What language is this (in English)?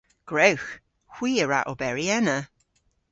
Cornish